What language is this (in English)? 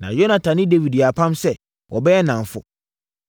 Akan